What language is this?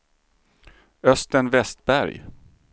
Swedish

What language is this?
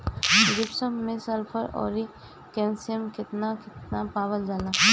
Bhojpuri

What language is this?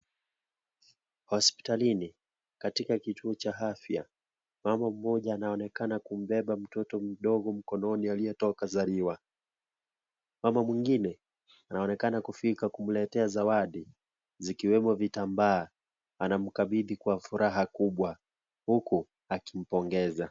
Swahili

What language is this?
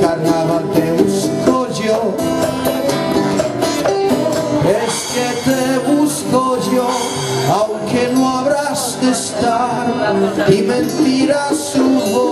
Czech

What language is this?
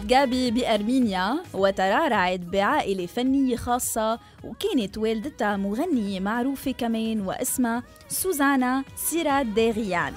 Arabic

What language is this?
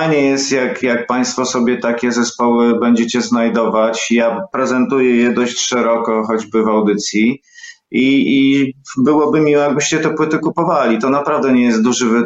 Polish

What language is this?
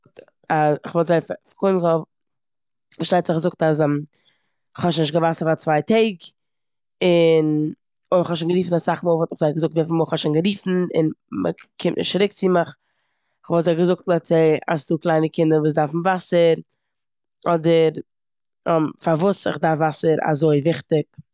Yiddish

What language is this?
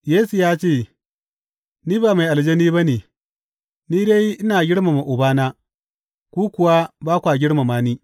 Hausa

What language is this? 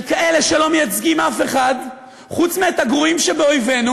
Hebrew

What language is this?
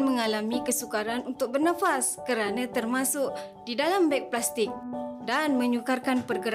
Malay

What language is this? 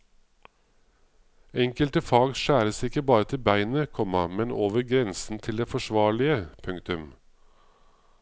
Norwegian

